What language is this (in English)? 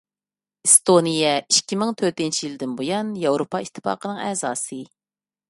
Uyghur